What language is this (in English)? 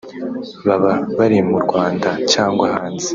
Kinyarwanda